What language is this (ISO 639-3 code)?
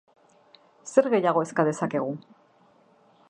eus